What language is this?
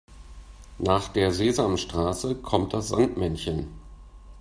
German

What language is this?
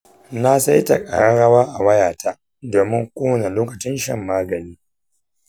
Hausa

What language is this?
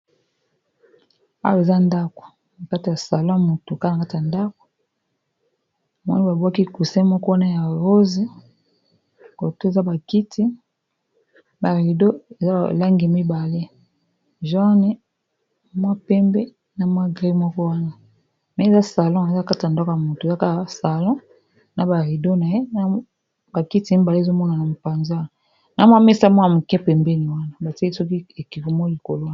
Lingala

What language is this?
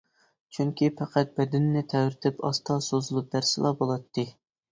Uyghur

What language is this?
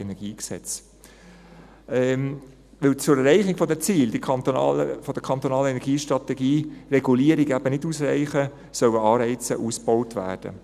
Swiss German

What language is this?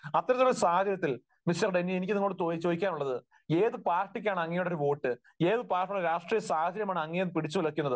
Malayalam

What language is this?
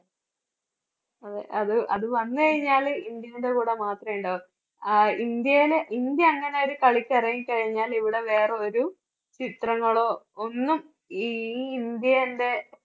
Malayalam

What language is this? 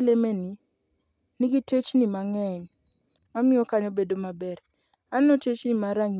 Luo (Kenya and Tanzania)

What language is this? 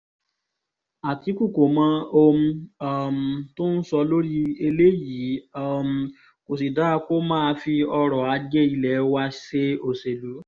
Yoruba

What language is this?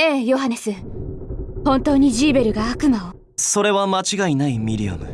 Japanese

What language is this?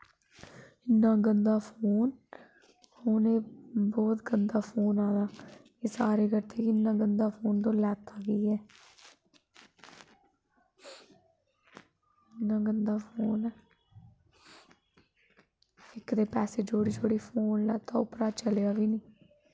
Dogri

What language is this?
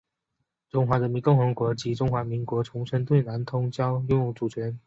Chinese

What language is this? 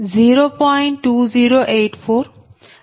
Telugu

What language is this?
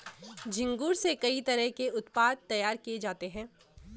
Hindi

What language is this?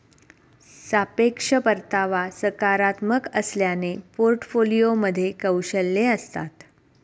Marathi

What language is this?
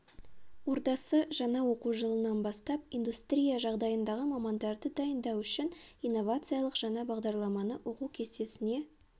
Kazakh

